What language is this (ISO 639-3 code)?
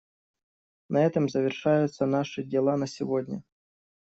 rus